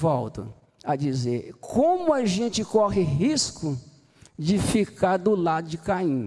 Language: Portuguese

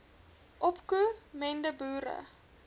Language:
Afrikaans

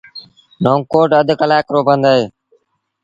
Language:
Sindhi Bhil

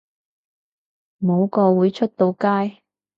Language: Cantonese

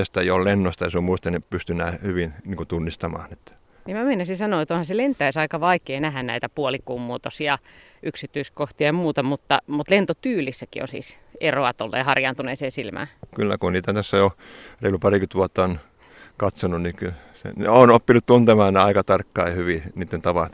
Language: Finnish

